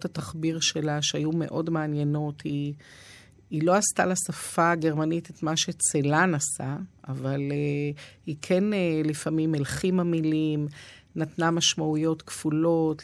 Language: Hebrew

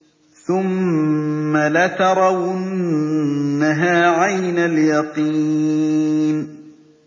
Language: Arabic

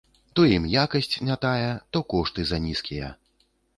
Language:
Belarusian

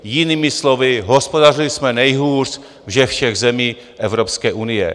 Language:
Czech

